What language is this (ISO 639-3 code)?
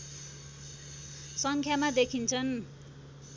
nep